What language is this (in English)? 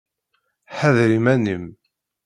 Kabyle